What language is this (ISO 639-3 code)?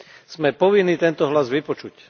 slk